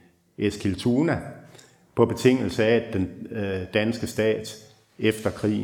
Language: Danish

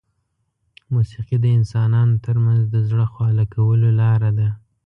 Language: Pashto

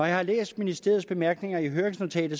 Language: Danish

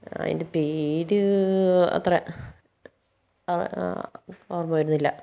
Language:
Malayalam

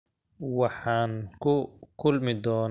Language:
Somali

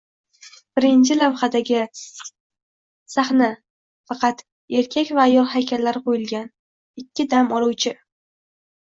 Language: Uzbek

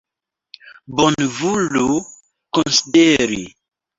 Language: Esperanto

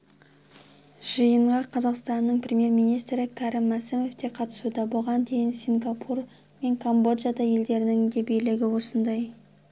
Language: Kazakh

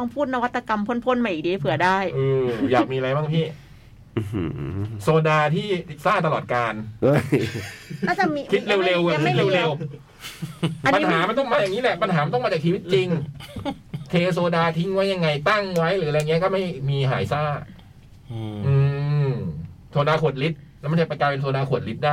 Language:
Thai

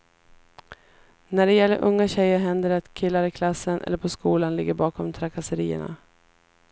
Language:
Swedish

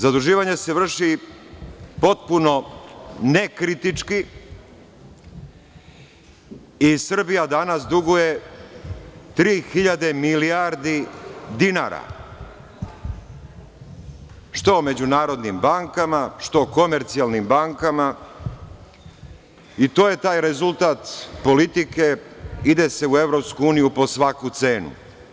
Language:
Serbian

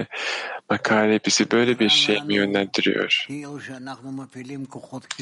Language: Turkish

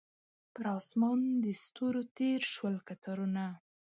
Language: Pashto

